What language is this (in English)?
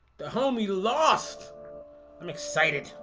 English